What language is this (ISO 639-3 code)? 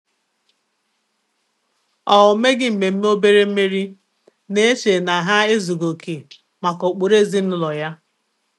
ibo